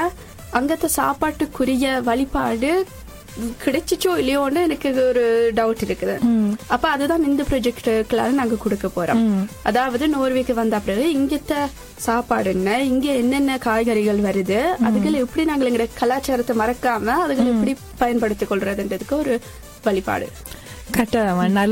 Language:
Tamil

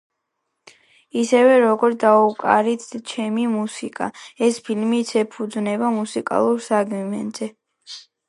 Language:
Georgian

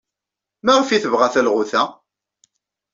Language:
Kabyle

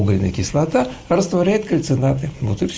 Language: Russian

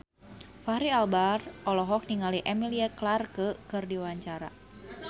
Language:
Sundanese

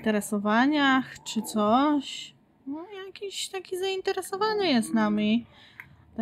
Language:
Polish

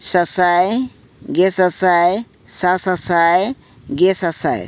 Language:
Santali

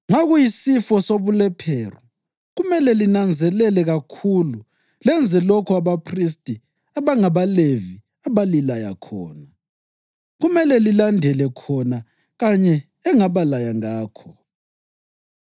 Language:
North Ndebele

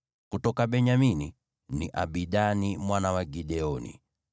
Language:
Swahili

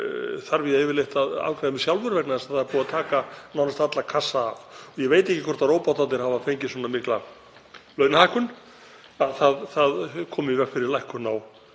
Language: Icelandic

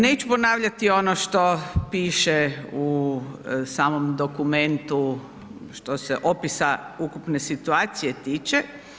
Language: Croatian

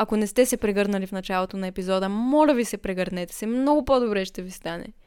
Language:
Bulgarian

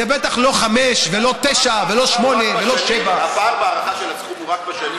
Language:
Hebrew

